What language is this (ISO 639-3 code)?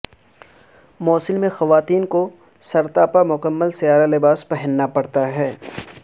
urd